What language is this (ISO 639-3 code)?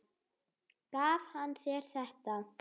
isl